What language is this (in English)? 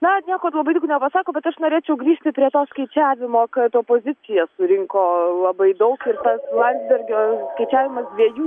Lithuanian